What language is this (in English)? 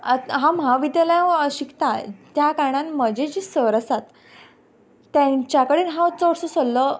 Konkani